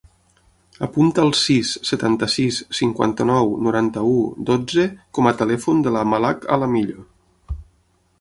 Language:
Catalan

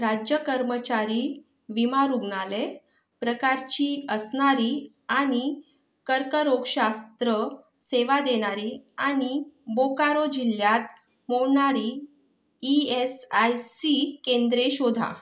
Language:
Marathi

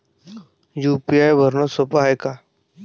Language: Marathi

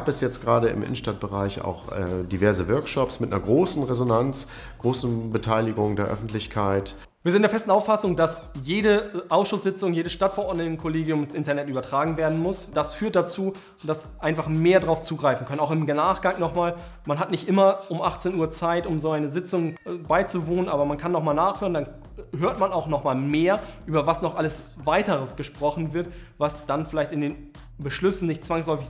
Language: German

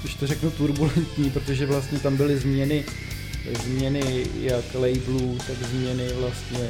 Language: Czech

